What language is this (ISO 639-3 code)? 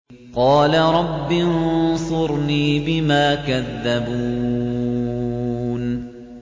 ara